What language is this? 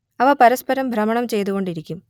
Malayalam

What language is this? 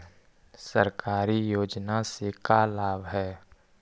Magahi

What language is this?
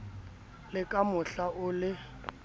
Southern Sotho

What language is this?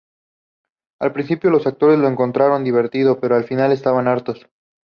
Spanish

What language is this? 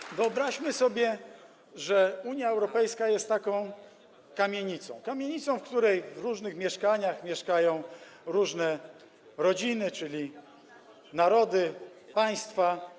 Polish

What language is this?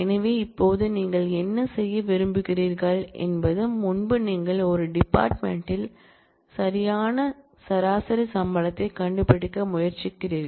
Tamil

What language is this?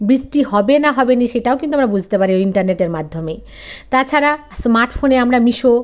Bangla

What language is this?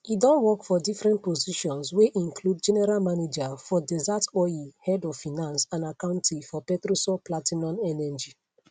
Nigerian Pidgin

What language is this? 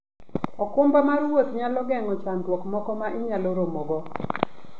Luo (Kenya and Tanzania)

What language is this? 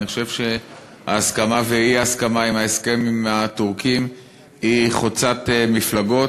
Hebrew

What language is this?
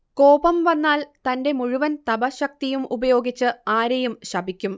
Malayalam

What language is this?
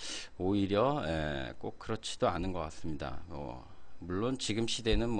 Korean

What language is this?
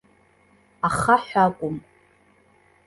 Abkhazian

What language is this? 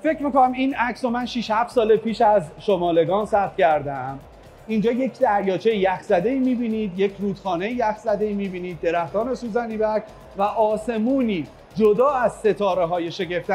Persian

